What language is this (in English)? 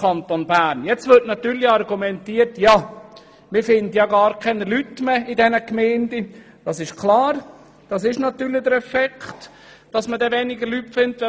Swiss German